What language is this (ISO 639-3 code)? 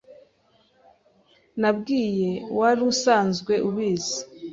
kin